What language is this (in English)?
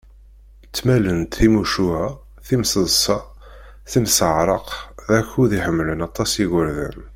Kabyle